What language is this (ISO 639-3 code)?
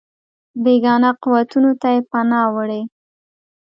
pus